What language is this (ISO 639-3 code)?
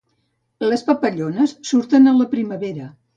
cat